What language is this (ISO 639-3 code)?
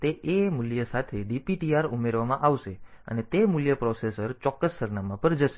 guj